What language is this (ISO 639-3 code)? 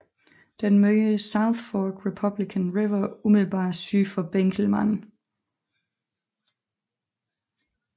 dan